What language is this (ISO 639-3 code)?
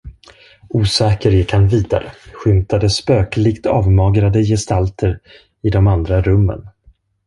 swe